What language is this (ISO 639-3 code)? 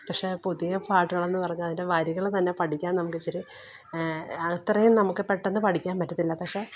mal